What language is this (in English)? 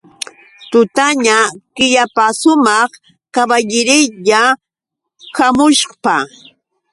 Yauyos Quechua